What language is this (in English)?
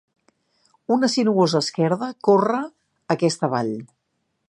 Catalan